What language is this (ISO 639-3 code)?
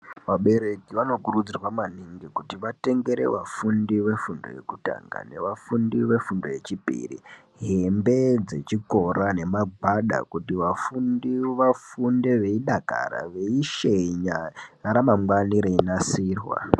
ndc